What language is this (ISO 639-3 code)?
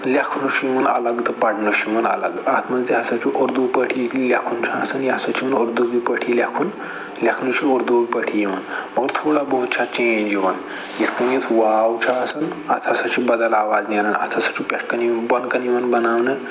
kas